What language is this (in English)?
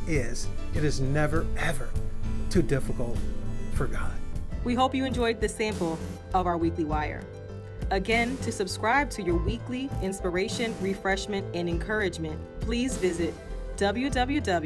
English